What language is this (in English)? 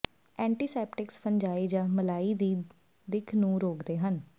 Punjabi